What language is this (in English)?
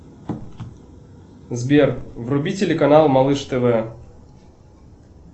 Russian